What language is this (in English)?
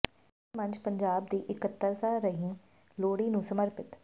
Punjabi